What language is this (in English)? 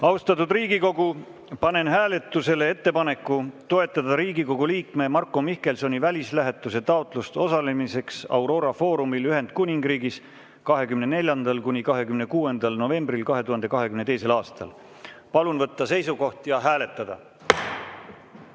Estonian